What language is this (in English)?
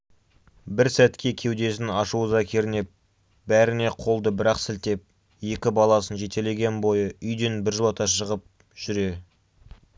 Kazakh